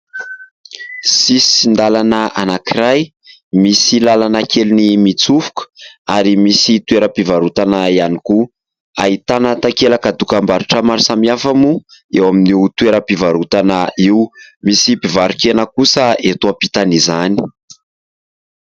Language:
Malagasy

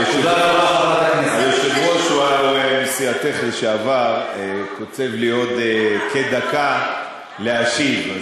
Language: Hebrew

